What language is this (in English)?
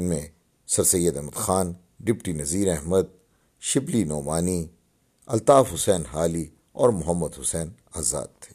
Urdu